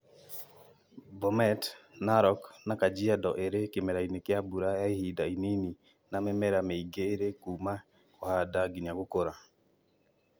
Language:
Kikuyu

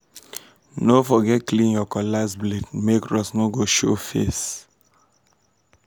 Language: Nigerian Pidgin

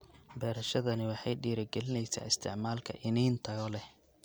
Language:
Somali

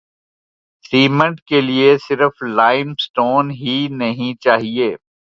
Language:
Urdu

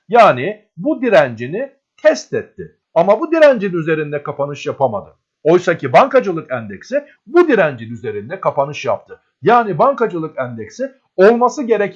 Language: Turkish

